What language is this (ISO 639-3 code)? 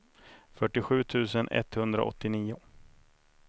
swe